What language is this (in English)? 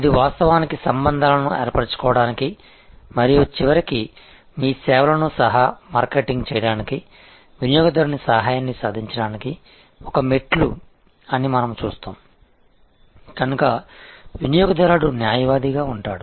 Telugu